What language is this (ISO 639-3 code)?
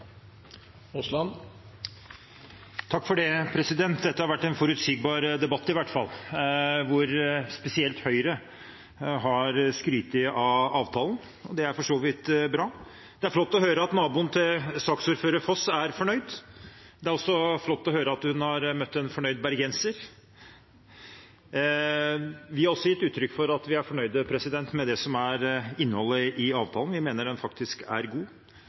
nor